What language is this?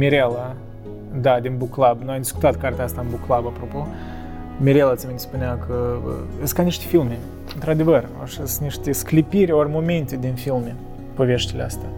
Romanian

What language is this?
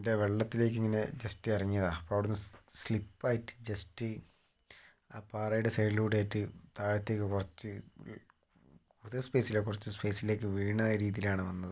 Malayalam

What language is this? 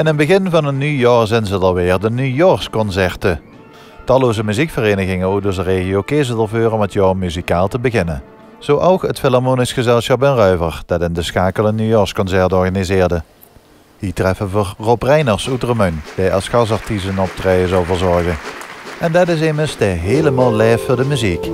Dutch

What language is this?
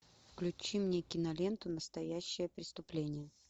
Russian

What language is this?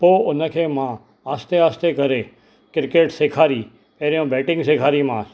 Sindhi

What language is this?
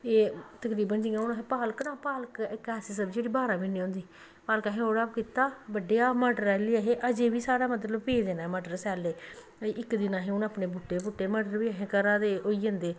Dogri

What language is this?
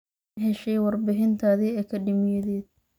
Somali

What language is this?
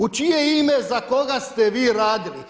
Croatian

